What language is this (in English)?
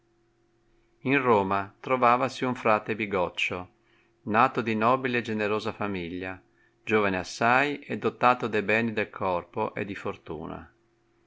Italian